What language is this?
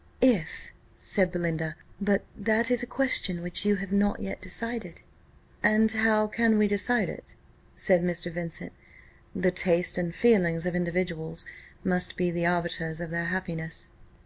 English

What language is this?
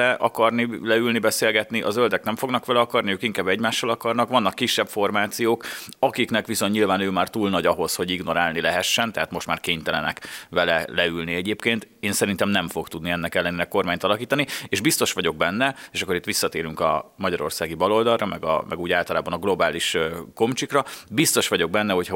Hungarian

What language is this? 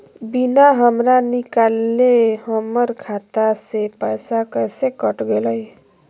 Magahi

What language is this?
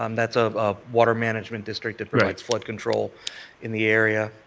English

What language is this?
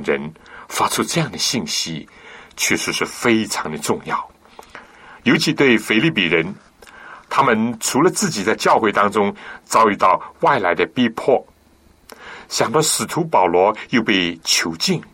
Chinese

